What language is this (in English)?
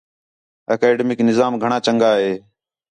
Khetrani